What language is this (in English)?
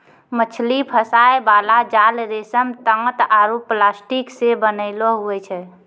Maithili